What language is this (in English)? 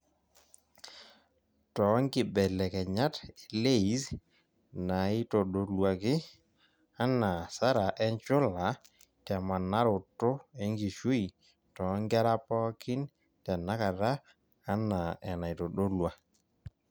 Masai